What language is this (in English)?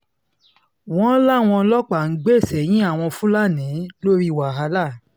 Yoruba